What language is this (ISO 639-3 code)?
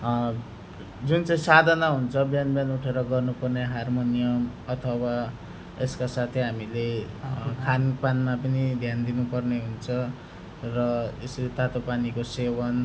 nep